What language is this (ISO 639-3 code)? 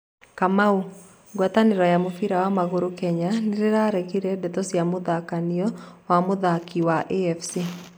kik